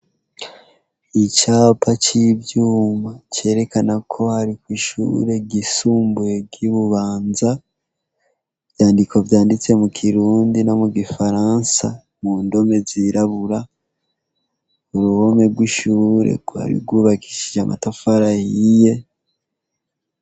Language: Rundi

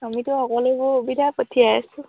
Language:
Assamese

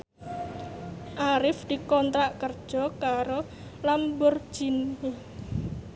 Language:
Javanese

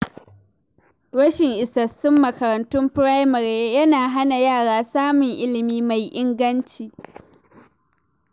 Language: Hausa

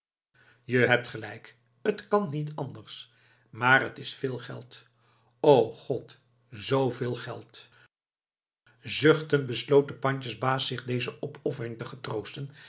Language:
Dutch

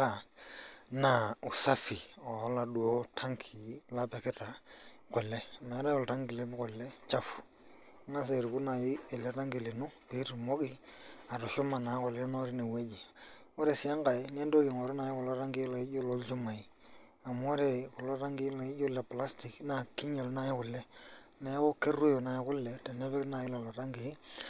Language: Masai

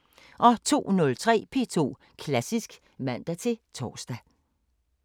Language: Danish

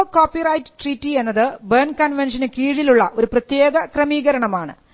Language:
Malayalam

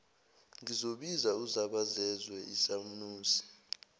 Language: Zulu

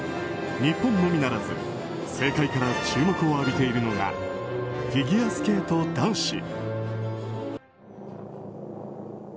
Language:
Japanese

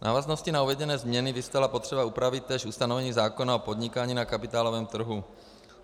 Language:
Czech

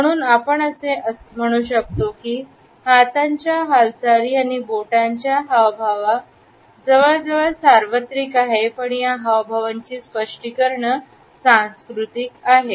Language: Marathi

